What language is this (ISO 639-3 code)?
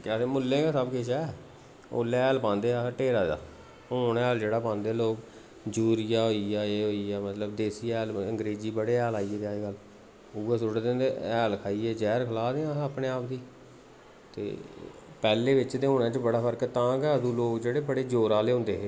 doi